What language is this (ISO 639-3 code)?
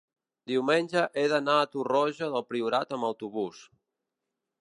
cat